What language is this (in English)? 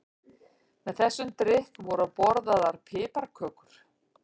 Icelandic